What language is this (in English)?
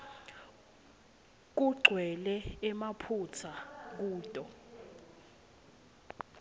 Swati